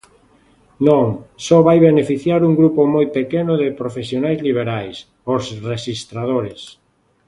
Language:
Galician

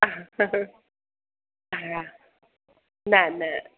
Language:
Sindhi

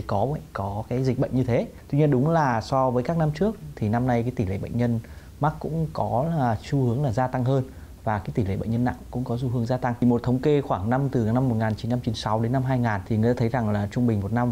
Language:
Vietnamese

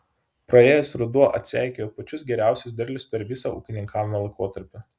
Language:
Lithuanian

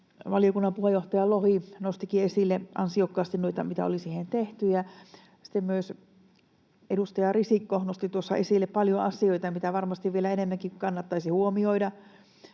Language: Finnish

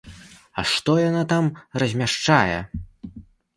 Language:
Belarusian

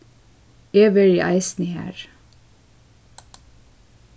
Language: Faroese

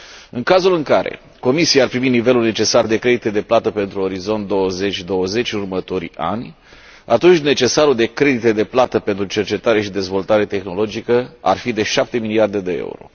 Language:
Romanian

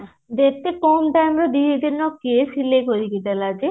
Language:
Odia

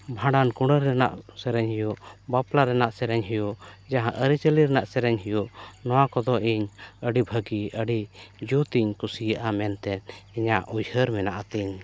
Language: Santali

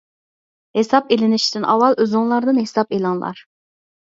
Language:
Uyghur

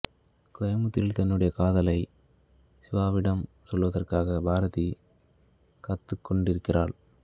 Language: Tamil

